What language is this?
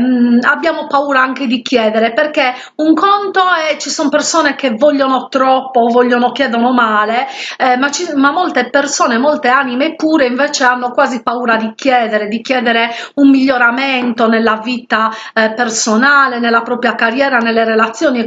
Italian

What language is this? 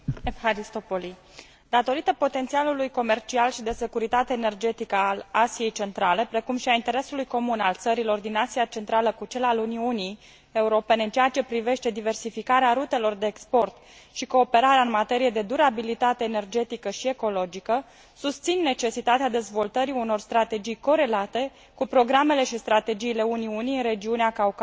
Romanian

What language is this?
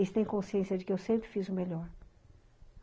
Portuguese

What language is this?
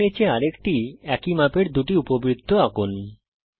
Bangla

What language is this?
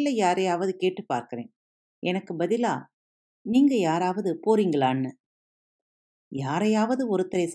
Tamil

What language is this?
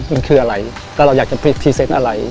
Thai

